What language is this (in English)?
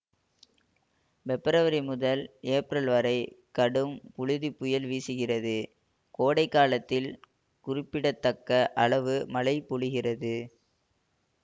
Tamil